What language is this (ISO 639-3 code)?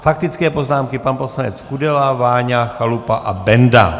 ces